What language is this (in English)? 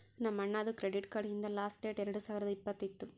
Kannada